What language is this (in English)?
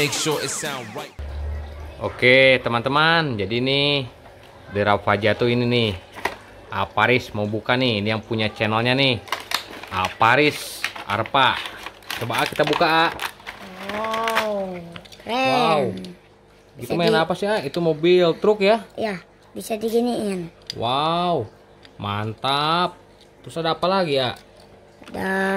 Indonesian